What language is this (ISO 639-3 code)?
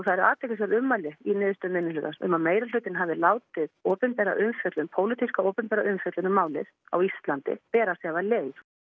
isl